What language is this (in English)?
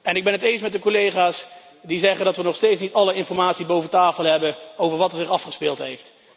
Dutch